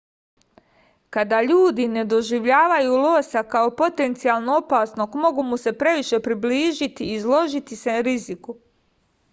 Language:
Serbian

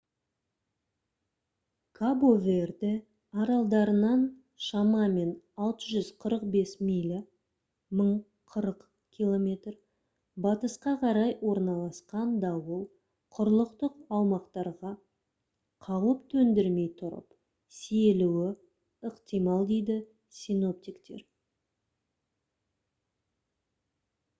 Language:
Kazakh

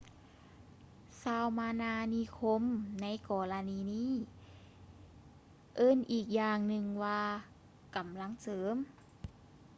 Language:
Lao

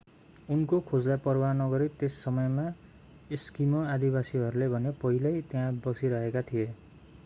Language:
Nepali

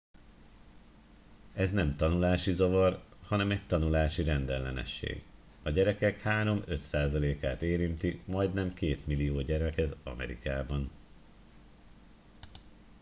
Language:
Hungarian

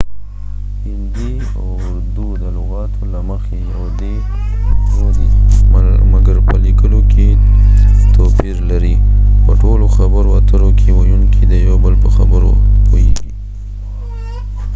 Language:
Pashto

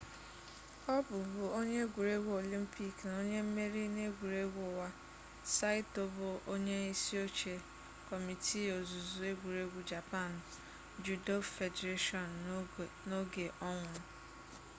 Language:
Igbo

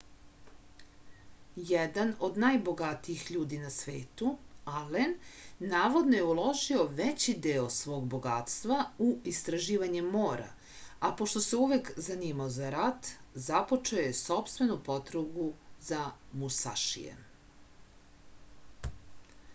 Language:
Serbian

